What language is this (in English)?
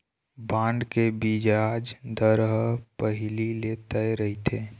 Chhattisgarhi